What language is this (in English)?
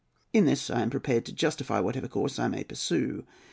English